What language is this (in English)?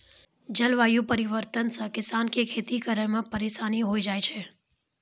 Maithili